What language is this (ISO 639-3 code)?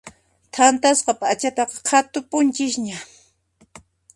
qxp